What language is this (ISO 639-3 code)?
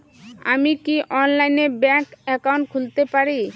ben